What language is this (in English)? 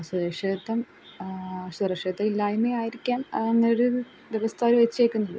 Malayalam